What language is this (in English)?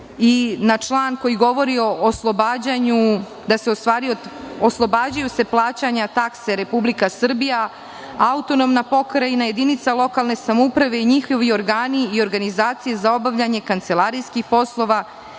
Serbian